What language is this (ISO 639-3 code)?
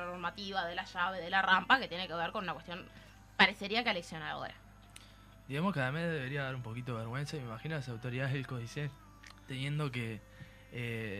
spa